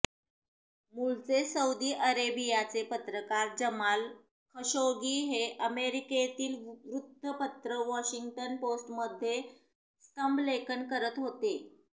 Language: Marathi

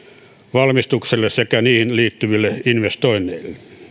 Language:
Finnish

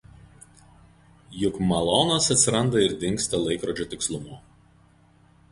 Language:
Lithuanian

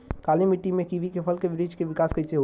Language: Bhojpuri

